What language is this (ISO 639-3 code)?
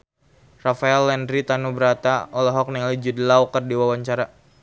sun